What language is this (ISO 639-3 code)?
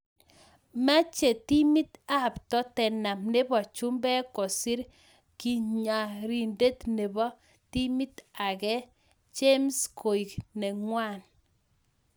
kln